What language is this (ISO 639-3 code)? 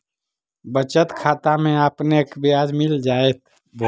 mag